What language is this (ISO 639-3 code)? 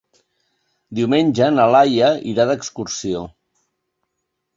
cat